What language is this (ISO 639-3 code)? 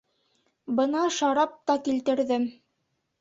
bak